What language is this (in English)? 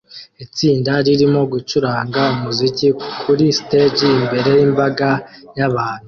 Kinyarwanda